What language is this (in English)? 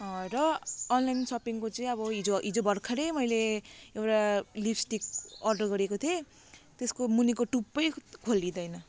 Nepali